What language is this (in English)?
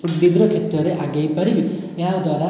Odia